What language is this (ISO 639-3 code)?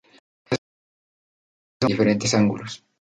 spa